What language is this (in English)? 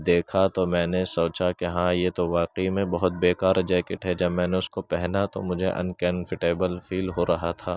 Urdu